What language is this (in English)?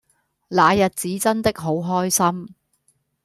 Cantonese